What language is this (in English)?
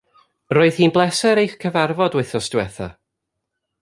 Welsh